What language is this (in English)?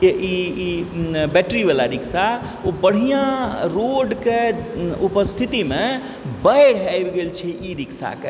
Maithili